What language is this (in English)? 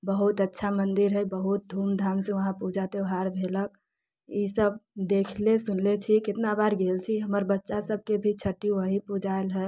Maithili